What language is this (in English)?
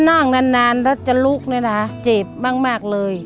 Thai